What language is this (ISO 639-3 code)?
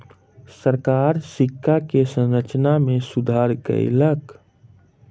mai